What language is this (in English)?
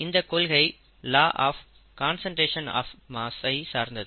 Tamil